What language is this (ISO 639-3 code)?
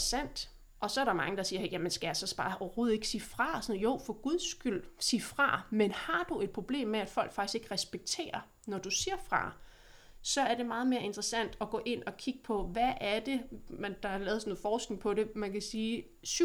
dan